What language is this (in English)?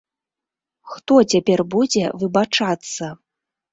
Belarusian